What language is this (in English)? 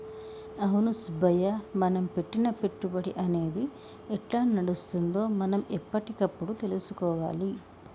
Telugu